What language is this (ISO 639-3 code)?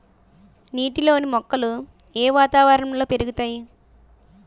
tel